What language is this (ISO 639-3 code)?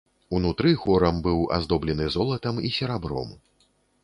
bel